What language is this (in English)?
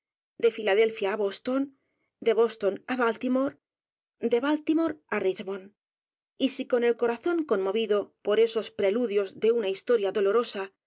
Spanish